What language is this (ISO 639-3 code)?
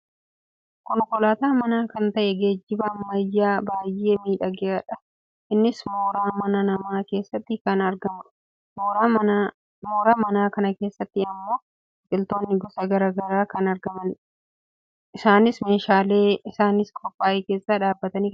orm